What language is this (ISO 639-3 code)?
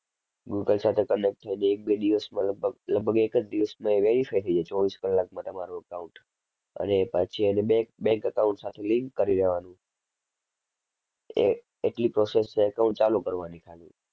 guj